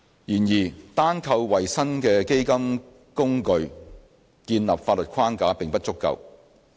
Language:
Cantonese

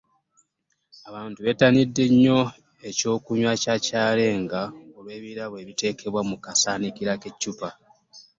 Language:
Ganda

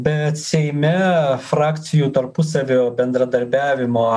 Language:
Lithuanian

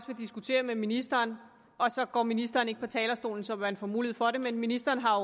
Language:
Danish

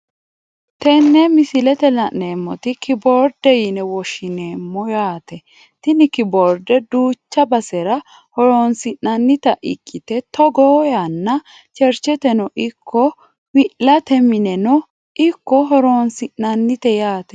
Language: Sidamo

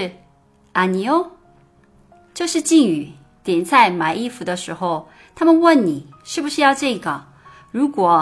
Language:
Chinese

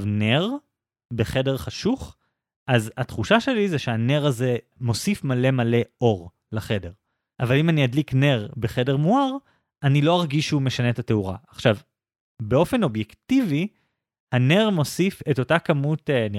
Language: Hebrew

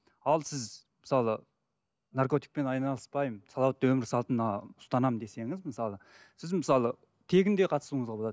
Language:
Kazakh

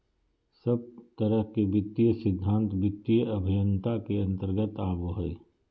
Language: Magahi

